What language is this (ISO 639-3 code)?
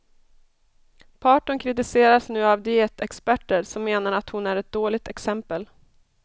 swe